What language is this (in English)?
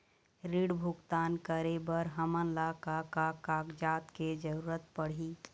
Chhattisgarhi